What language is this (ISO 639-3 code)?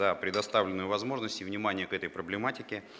rus